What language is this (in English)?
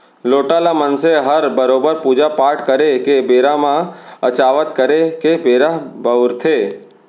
Chhattisgarhi